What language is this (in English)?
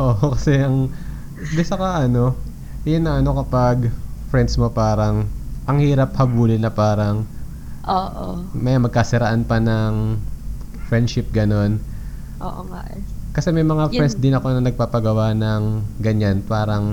Filipino